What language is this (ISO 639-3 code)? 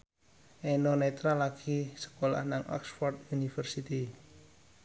jav